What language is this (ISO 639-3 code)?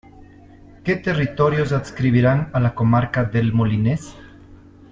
spa